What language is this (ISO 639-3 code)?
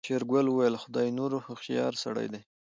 pus